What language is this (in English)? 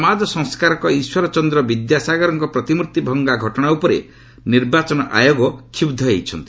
Odia